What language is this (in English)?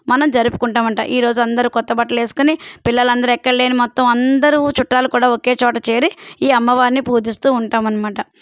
Telugu